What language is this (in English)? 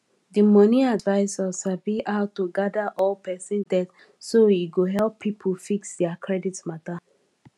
Nigerian Pidgin